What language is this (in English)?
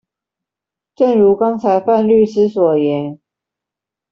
Chinese